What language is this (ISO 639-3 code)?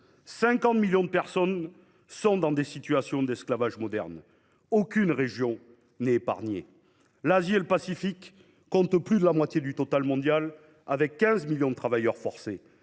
fra